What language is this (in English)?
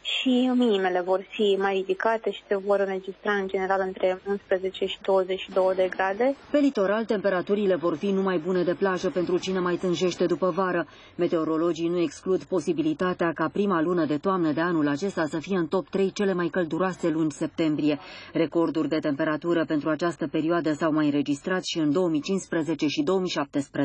Romanian